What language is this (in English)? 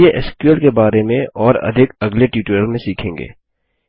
Hindi